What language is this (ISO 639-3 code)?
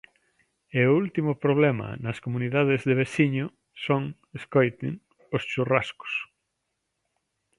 glg